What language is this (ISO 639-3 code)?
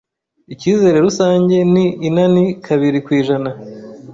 kin